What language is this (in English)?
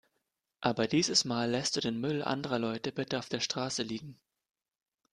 German